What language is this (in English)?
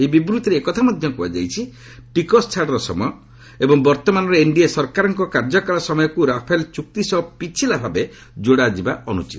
Odia